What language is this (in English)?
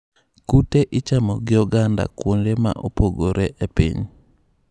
Luo (Kenya and Tanzania)